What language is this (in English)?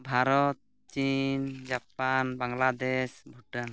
Santali